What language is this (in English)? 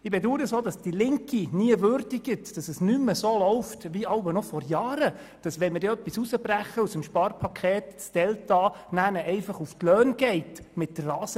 Swiss German